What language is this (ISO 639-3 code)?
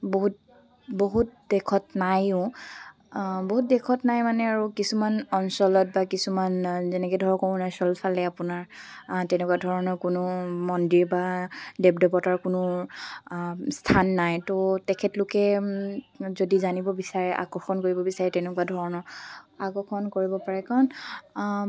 asm